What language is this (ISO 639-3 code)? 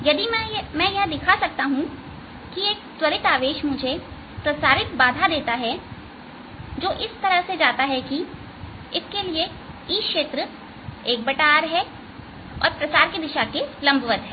hin